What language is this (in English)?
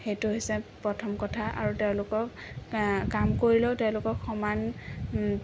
Assamese